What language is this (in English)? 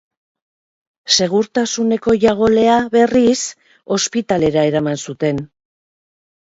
Basque